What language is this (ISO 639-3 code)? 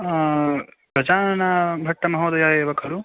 san